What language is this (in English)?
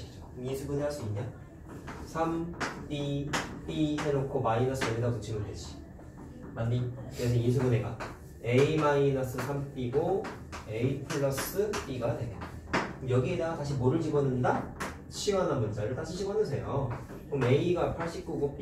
Korean